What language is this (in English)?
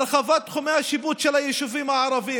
Hebrew